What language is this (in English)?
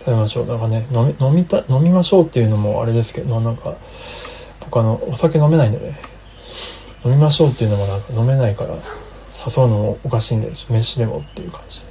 Japanese